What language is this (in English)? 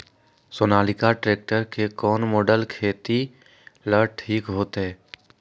Magahi